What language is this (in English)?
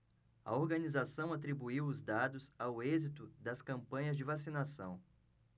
Portuguese